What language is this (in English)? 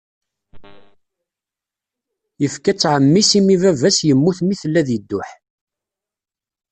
Kabyle